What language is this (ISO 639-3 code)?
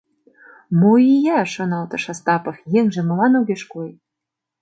chm